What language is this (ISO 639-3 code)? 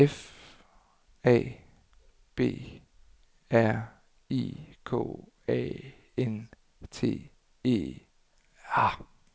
dan